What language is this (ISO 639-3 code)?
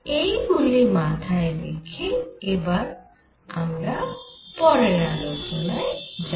ben